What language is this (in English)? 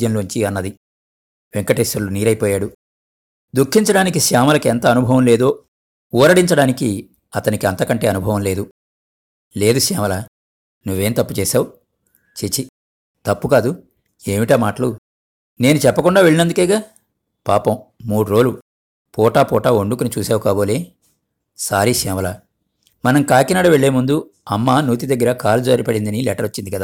Telugu